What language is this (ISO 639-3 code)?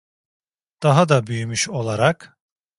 tur